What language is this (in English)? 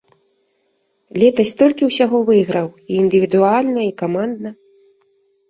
Belarusian